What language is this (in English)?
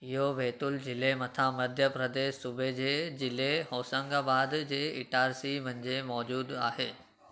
Sindhi